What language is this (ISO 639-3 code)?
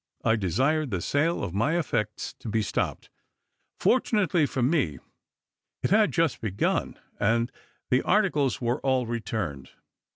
eng